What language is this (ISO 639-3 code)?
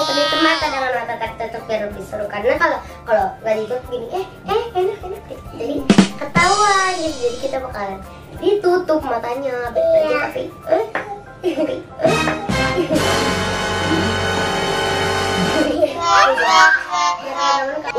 ind